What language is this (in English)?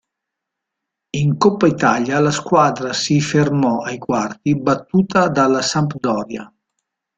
Italian